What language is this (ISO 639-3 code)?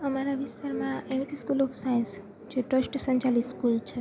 guj